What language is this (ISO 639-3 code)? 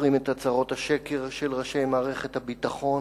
heb